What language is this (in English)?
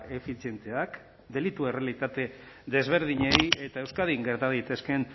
Basque